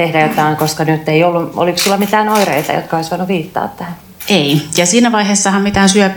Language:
Finnish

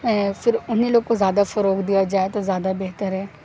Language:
Urdu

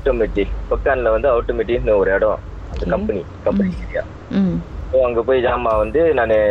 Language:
Tamil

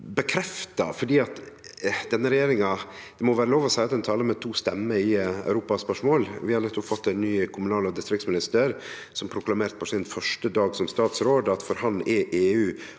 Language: Norwegian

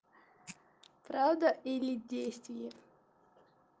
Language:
Russian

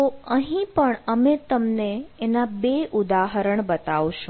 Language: Gujarati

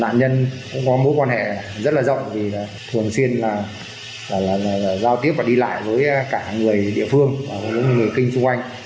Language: Vietnamese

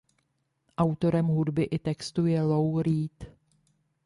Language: Czech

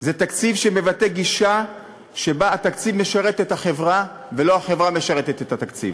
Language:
Hebrew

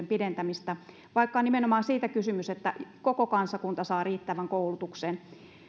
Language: Finnish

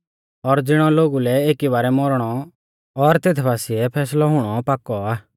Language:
Mahasu Pahari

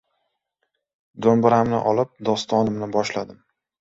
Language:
Uzbek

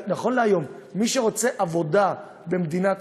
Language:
Hebrew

